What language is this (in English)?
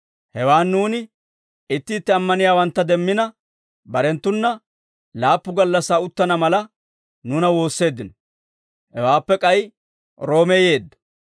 Dawro